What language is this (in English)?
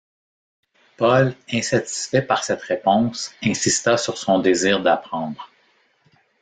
French